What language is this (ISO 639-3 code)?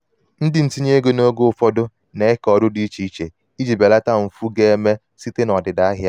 ibo